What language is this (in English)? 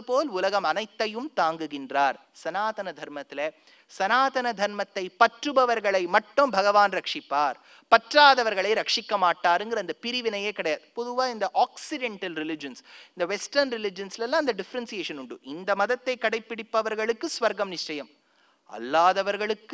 Tamil